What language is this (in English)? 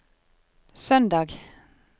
Norwegian